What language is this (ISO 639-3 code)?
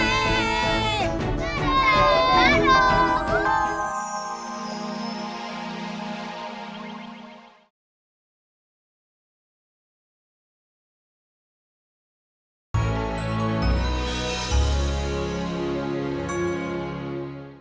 ind